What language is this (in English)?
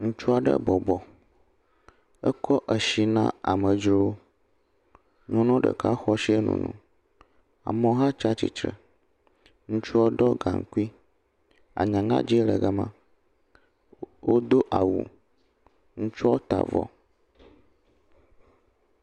Ewe